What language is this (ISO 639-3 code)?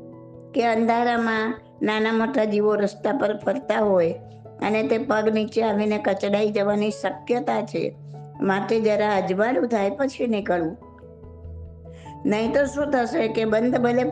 guj